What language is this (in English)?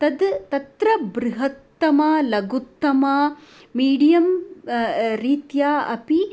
Sanskrit